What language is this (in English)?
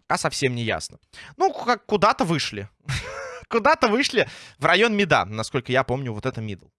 Russian